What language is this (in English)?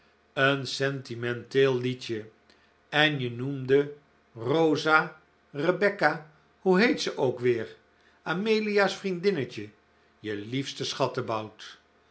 Dutch